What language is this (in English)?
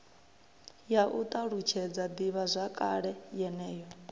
Venda